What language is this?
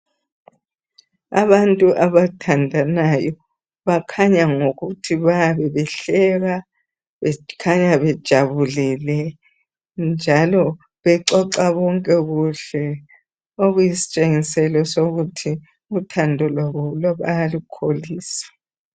North Ndebele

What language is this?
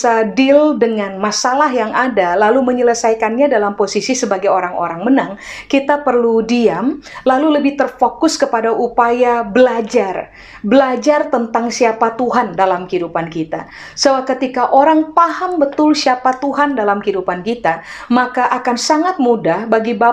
Indonesian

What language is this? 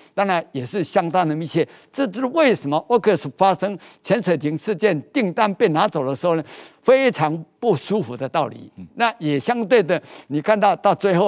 Chinese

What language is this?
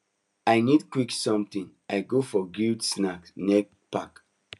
Nigerian Pidgin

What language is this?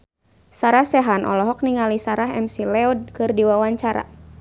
Sundanese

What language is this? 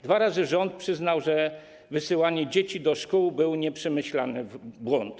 Polish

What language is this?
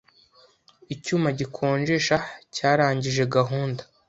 Kinyarwanda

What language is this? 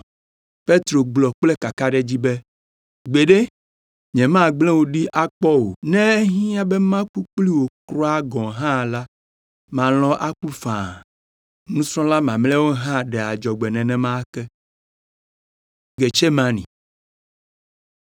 Ewe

